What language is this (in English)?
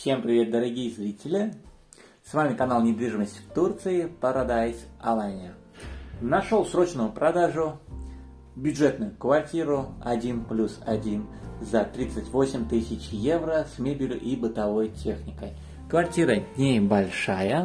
Russian